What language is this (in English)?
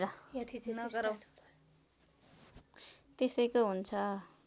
Nepali